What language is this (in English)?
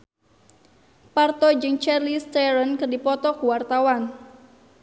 Sundanese